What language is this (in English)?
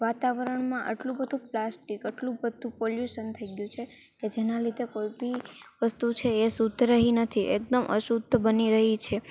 Gujarati